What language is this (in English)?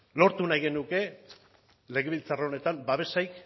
Basque